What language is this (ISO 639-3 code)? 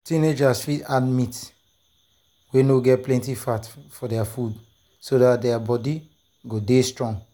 pcm